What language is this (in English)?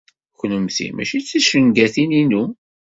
Kabyle